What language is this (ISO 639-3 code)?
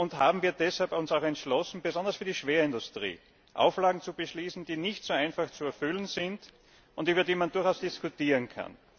deu